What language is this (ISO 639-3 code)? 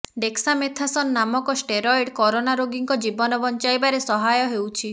ori